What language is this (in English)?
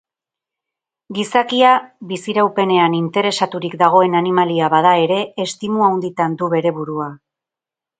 Basque